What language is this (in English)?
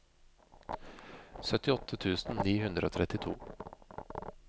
Norwegian